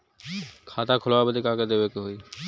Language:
Bhojpuri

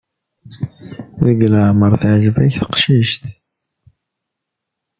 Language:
Kabyle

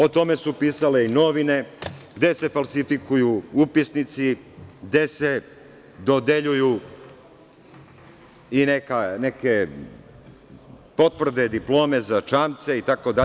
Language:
Serbian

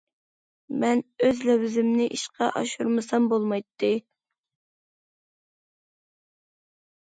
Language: Uyghur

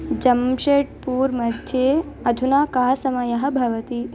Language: Sanskrit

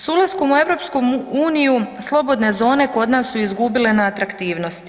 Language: Croatian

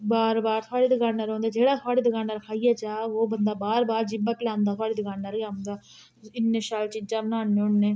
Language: Dogri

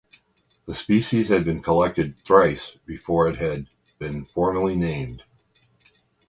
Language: English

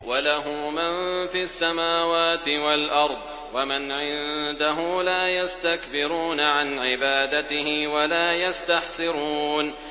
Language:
Arabic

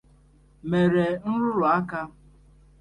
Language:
Igbo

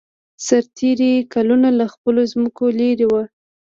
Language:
Pashto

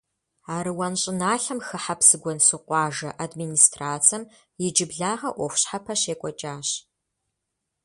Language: Kabardian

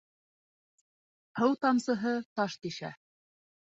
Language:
Bashkir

